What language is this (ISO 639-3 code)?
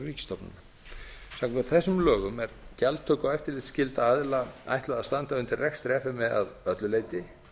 isl